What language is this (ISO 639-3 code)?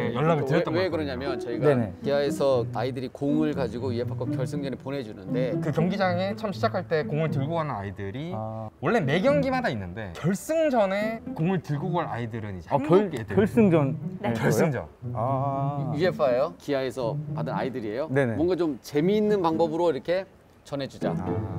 kor